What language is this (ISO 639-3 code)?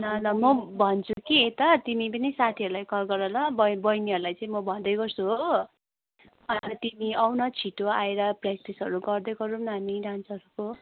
nep